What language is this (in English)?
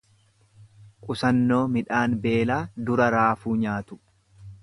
Oromo